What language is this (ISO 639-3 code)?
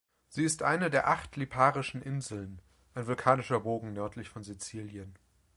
deu